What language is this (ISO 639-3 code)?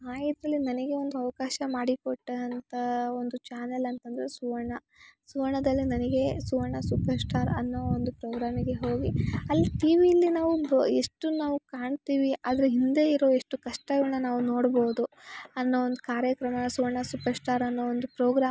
kan